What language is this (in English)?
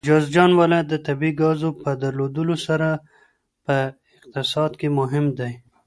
Pashto